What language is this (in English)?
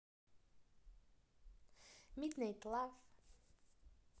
Russian